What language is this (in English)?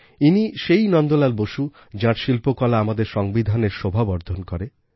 Bangla